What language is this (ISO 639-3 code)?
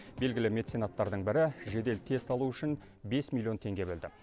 kaz